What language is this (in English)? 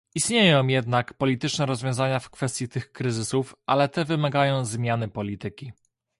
Polish